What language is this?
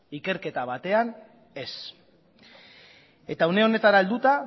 Basque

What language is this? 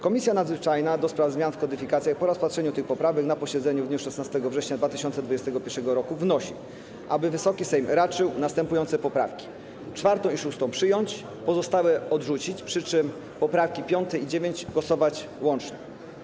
Polish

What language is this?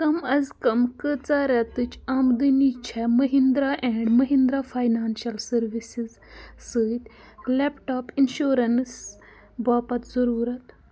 Kashmiri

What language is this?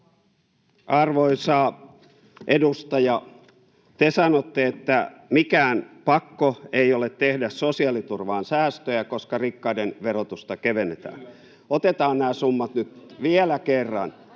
Finnish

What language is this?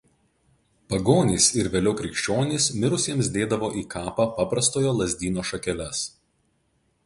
Lithuanian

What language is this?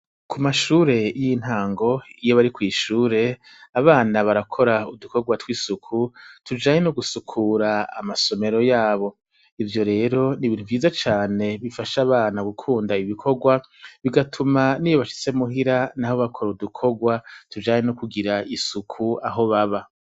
Rundi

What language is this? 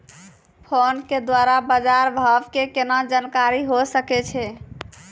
Maithili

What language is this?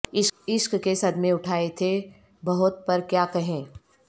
Urdu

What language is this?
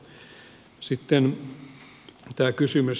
Finnish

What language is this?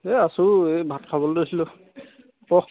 Assamese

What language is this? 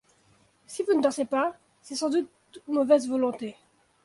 French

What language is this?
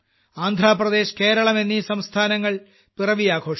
Malayalam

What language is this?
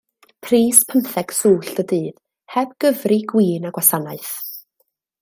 Welsh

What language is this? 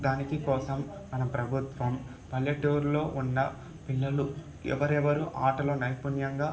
Telugu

